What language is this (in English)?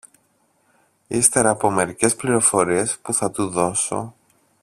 Greek